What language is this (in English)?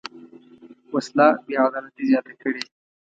Pashto